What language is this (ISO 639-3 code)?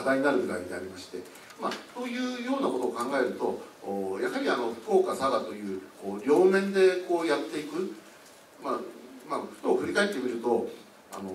jpn